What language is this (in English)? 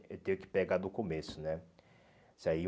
Portuguese